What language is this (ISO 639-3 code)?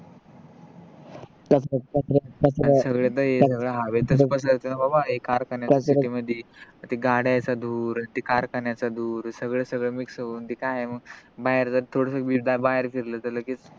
mar